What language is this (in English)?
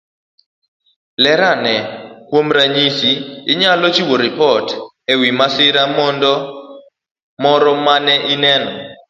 Luo (Kenya and Tanzania)